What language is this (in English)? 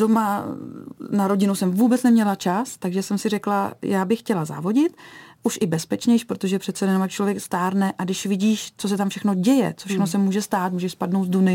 Czech